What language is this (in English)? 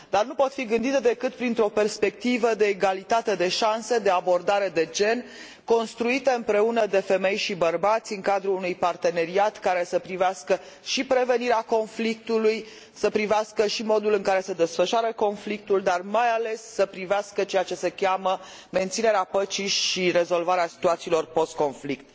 Romanian